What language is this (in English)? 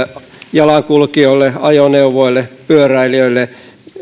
Finnish